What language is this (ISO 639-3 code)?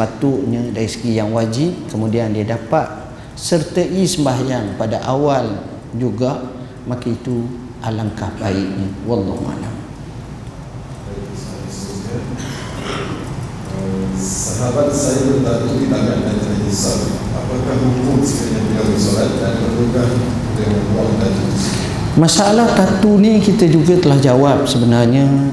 msa